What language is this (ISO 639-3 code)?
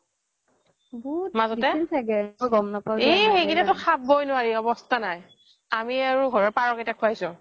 asm